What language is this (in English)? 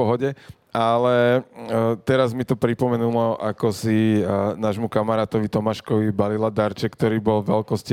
Slovak